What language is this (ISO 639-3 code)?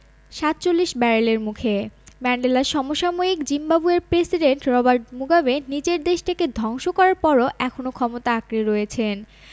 ben